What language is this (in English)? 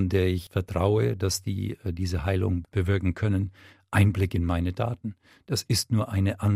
German